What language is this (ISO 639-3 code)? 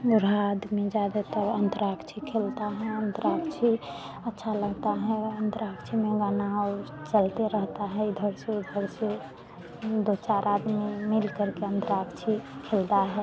hin